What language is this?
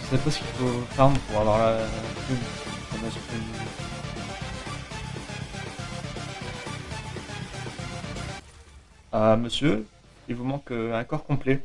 French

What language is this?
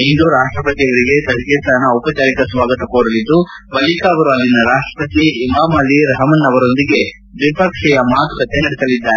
Kannada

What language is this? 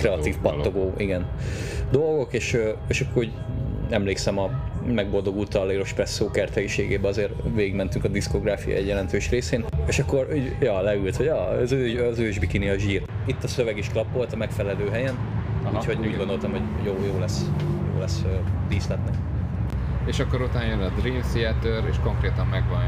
Hungarian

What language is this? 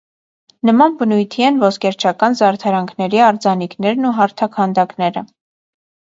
Armenian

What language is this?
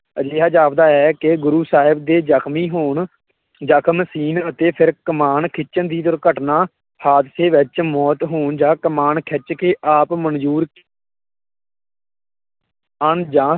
Punjabi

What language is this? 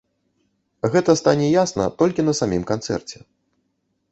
Belarusian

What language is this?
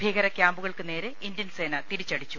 Malayalam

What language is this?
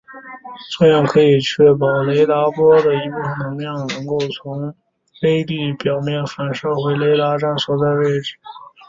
Chinese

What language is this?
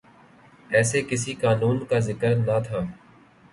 Urdu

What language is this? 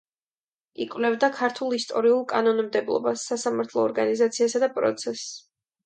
Georgian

